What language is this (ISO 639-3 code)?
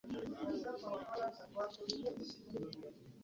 lug